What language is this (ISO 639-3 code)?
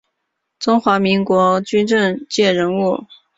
zho